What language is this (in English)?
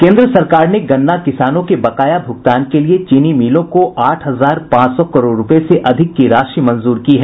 Hindi